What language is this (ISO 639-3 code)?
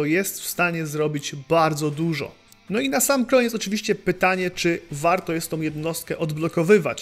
pol